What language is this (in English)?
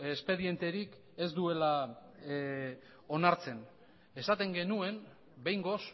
Basque